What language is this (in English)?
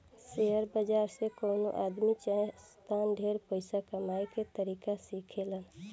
Bhojpuri